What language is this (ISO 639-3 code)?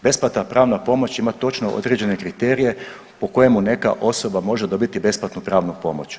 hrv